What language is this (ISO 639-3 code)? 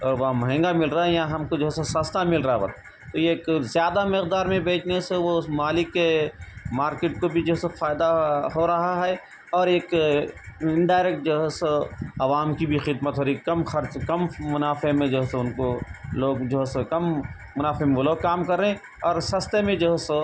urd